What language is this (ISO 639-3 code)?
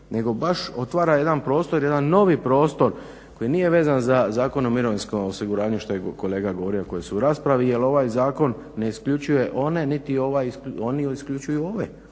hrv